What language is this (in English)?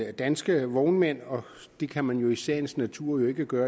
Danish